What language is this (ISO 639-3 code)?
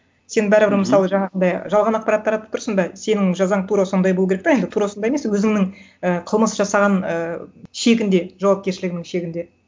kaz